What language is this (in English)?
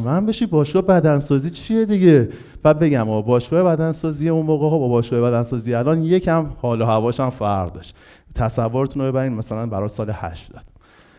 Persian